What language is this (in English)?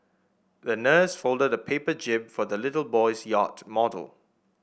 English